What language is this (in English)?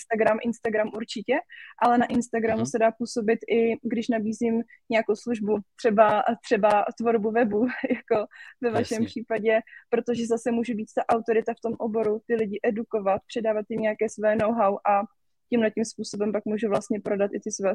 Czech